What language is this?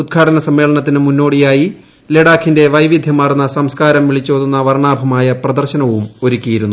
Malayalam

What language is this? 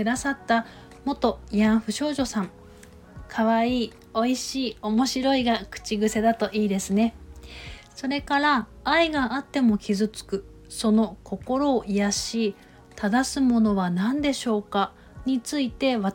Japanese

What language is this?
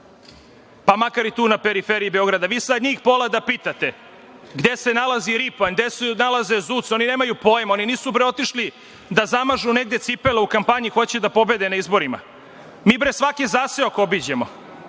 Serbian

